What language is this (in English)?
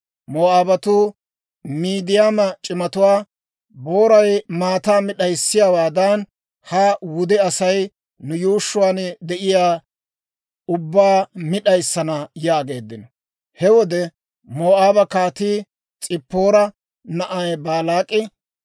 Dawro